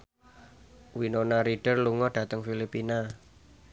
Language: Javanese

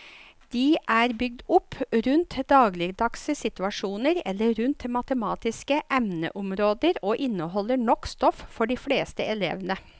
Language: Norwegian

